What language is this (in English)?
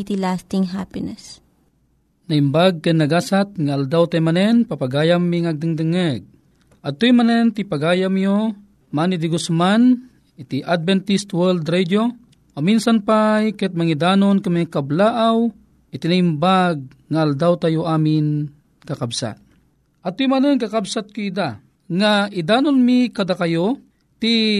Filipino